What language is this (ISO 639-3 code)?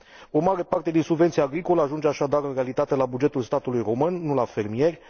ron